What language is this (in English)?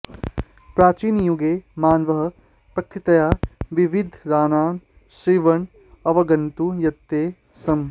Sanskrit